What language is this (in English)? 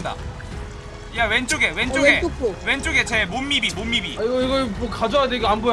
Korean